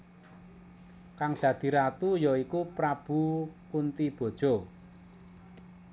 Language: Javanese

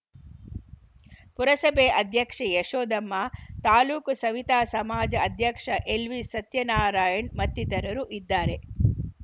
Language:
Kannada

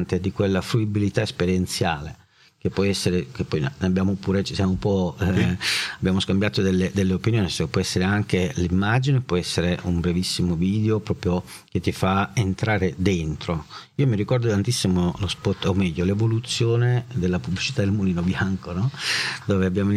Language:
Italian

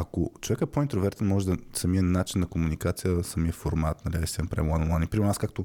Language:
Bulgarian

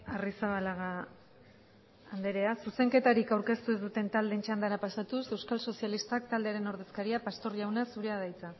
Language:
Basque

